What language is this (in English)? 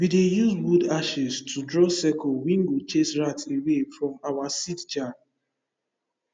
Nigerian Pidgin